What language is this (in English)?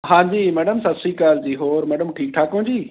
Punjabi